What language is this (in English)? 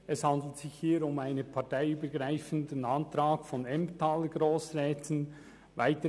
Swiss German